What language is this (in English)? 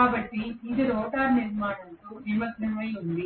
Telugu